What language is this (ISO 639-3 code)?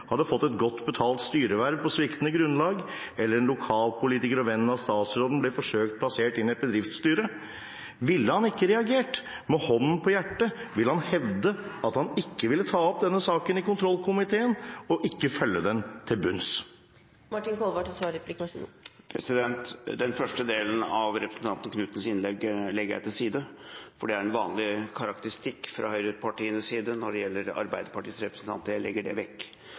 nob